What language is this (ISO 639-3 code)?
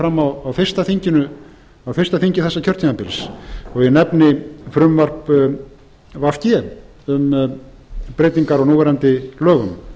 isl